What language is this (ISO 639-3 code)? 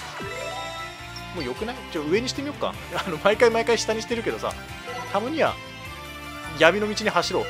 jpn